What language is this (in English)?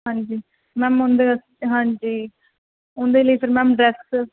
Punjabi